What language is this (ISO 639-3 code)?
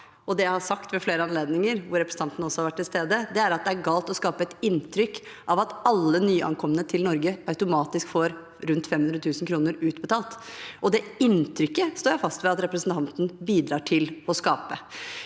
nor